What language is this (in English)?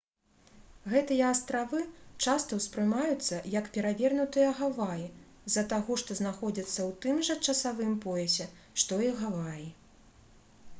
Belarusian